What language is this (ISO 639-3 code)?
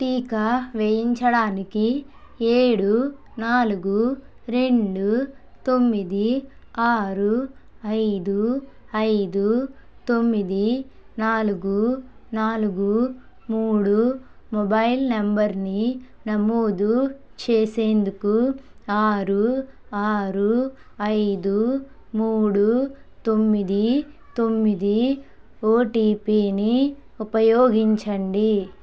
tel